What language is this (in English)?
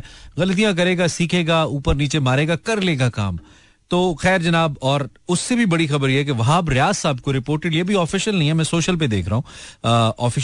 Hindi